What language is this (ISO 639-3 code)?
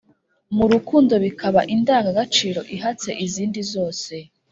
kin